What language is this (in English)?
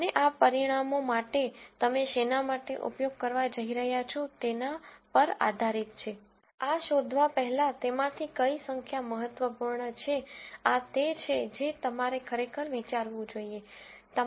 Gujarati